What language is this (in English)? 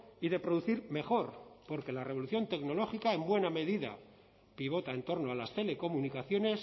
Spanish